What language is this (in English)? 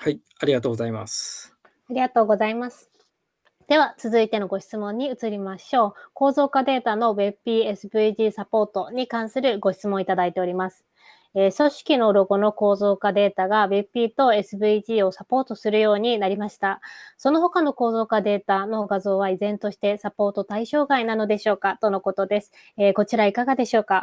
Japanese